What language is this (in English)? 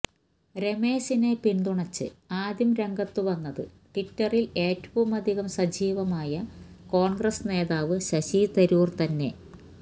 Malayalam